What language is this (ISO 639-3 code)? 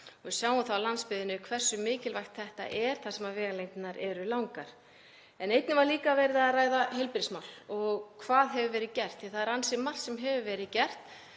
isl